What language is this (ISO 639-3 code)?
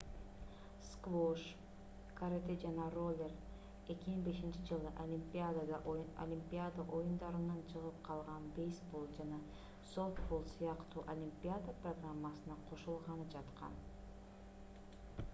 kir